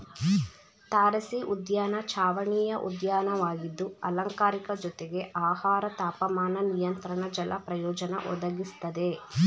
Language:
Kannada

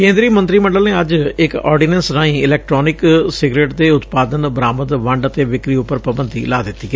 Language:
Punjabi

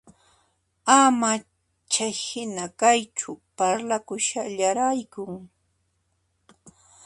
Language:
Puno Quechua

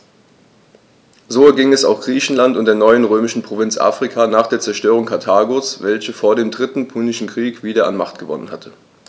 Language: German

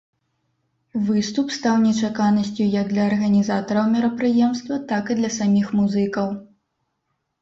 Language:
Belarusian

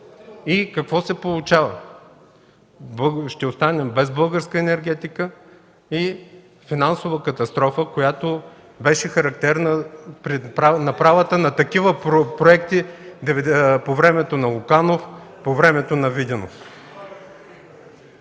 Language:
Bulgarian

